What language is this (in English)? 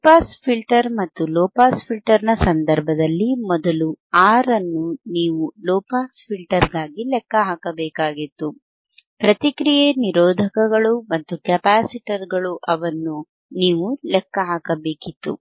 Kannada